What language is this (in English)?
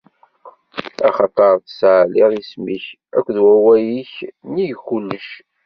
Kabyle